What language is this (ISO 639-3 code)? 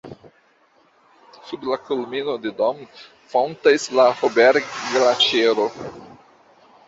epo